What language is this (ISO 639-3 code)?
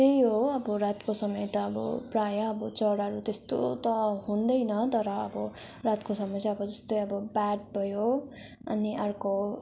nep